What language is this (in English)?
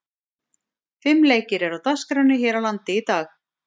Icelandic